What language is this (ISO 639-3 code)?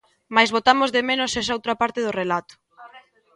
glg